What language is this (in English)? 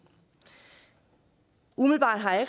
Danish